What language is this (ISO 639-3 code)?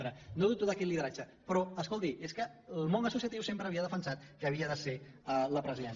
cat